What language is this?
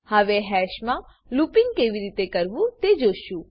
Gujarati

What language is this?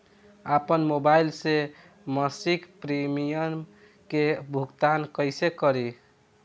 Bhojpuri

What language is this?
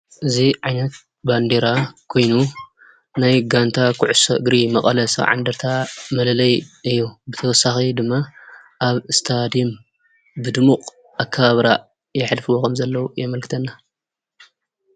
Tigrinya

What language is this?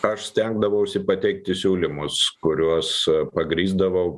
Lithuanian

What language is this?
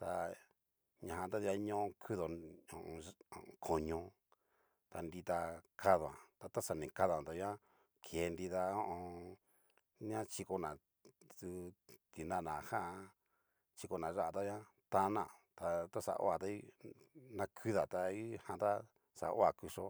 Cacaloxtepec Mixtec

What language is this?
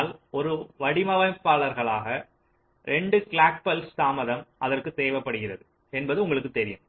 Tamil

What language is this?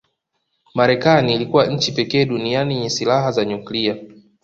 Swahili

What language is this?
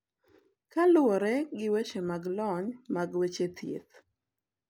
Luo (Kenya and Tanzania)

